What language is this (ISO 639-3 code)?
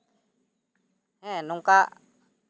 sat